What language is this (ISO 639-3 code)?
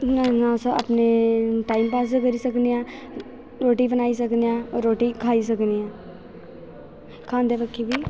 doi